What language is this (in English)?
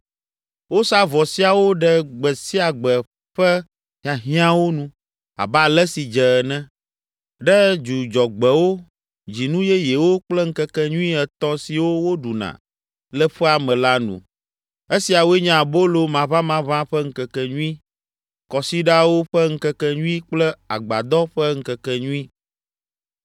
Ewe